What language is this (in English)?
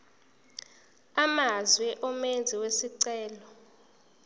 Zulu